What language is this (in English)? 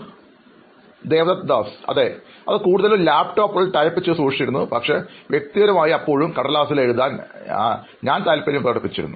Malayalam